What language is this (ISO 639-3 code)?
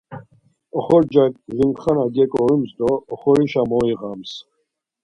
lzz